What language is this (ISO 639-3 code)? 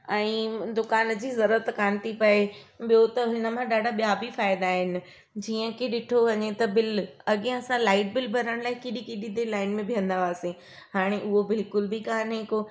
snd